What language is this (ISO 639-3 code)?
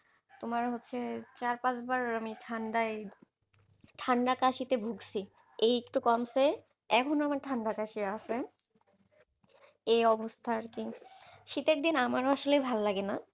ben